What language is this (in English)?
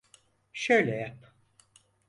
Turkish